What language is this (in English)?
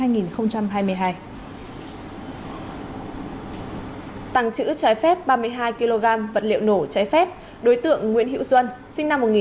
Vietnamese